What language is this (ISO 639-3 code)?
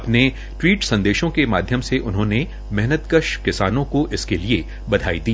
hin